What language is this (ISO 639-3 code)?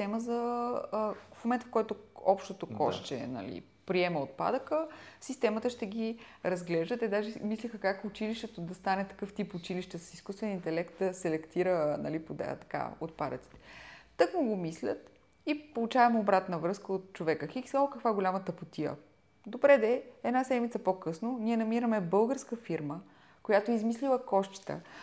bul